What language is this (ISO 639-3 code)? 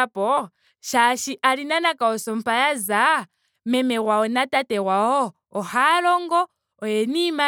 ndo